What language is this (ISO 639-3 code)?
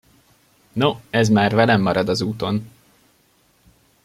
hun